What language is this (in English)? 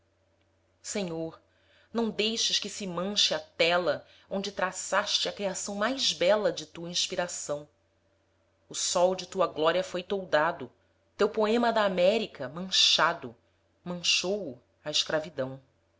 Portuguese